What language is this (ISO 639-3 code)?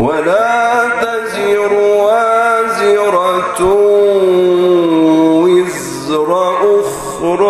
ara